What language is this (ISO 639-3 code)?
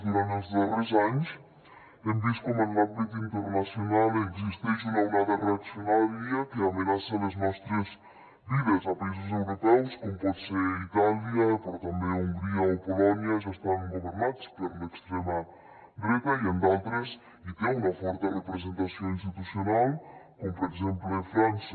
cat